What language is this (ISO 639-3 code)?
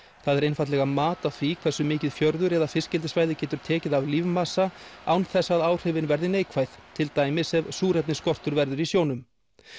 isl